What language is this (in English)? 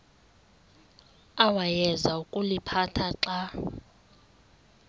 Xhosa